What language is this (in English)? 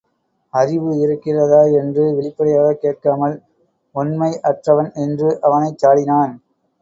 Tamil